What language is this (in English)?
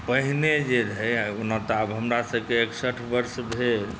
Maithili